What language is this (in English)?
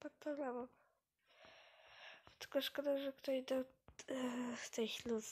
Polish